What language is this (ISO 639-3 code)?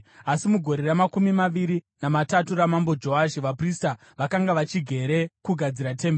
sna